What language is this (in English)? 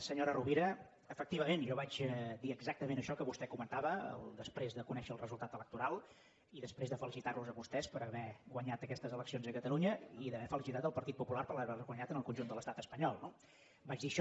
Catalan